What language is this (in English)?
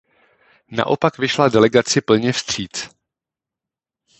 Czech